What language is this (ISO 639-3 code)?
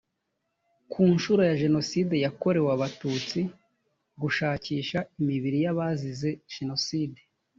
kin